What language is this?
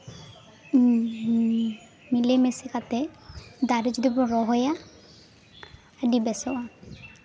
Santali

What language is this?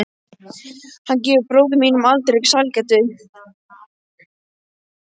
Icelandic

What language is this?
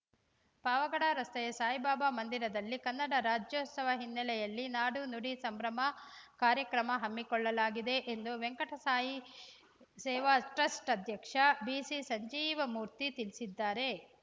Kannada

